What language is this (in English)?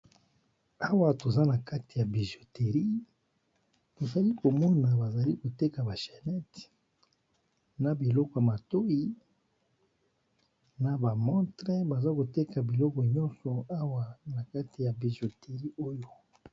Lingala